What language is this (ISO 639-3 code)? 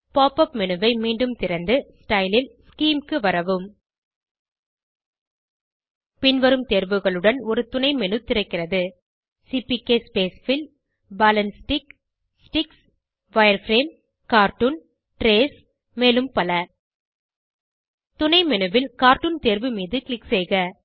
tam